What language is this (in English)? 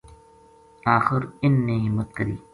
Gujari